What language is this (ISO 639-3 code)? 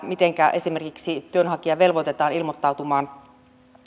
fin